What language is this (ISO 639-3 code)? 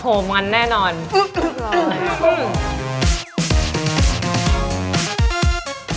tha